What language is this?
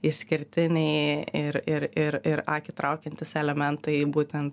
Lithuanian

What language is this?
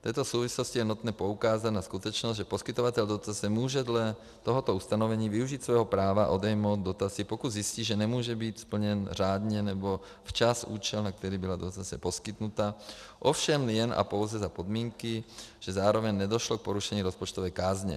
Czech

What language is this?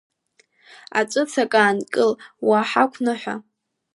Abkhazian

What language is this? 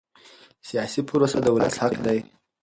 Pashto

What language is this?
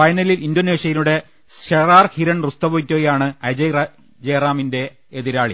Malayalam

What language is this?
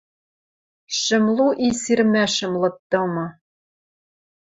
Western Mari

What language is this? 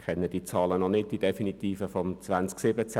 Swiss German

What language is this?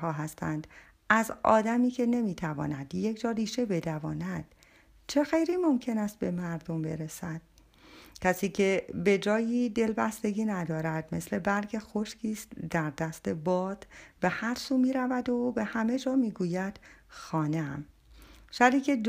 Persian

